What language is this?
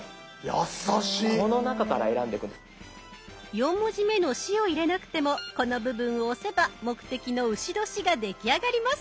Japanese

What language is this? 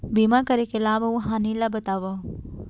Chhattisgarhi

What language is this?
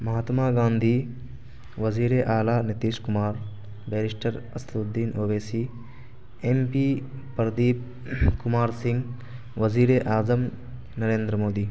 Urdu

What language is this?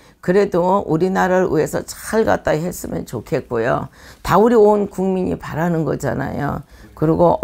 Korean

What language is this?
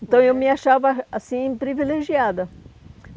Portuguese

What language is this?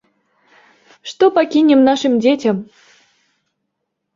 Belarusian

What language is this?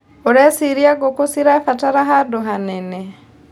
Kikuyu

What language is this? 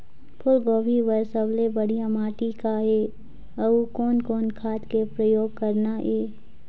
Chhattisgarhi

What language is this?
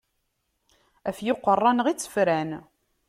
Kabyle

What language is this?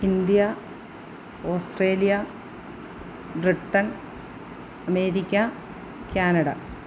Malayalam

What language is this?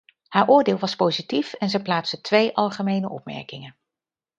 Dutch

